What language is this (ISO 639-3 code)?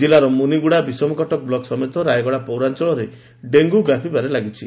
ori